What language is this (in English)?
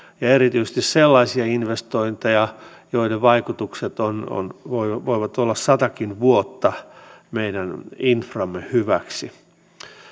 Finnish